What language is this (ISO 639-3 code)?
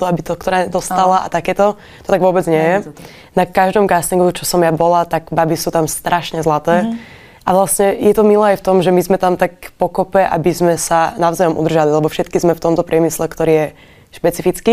slk